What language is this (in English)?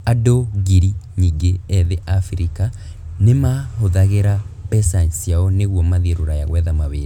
Kikuyu